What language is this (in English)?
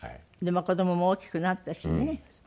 Japanese